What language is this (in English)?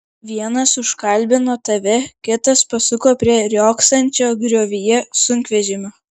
Lithuanian